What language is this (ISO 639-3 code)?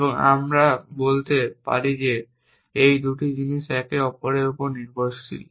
ben